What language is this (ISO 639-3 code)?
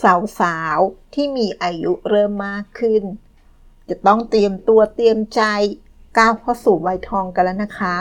tha